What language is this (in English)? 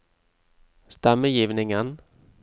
Norwegian